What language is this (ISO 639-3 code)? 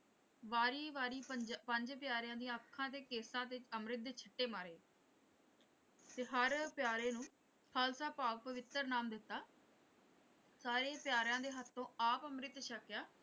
pan